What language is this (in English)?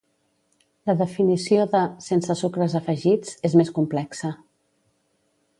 Catalan